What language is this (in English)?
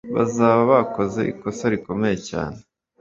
Kinyarwanda